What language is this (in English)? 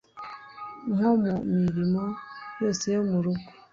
Kinyarwanda